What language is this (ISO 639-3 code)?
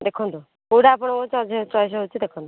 ori